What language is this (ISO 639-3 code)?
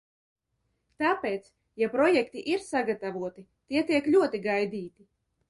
lav